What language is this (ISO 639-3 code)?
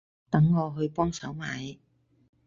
yue